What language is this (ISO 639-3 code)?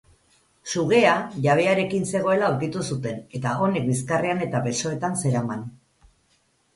eus